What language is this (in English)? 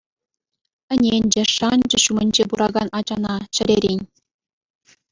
Chuvash